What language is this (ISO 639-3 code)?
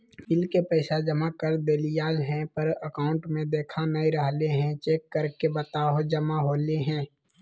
mag